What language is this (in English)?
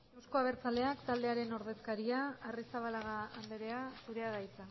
Basque